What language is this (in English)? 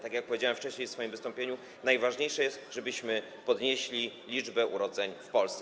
Polish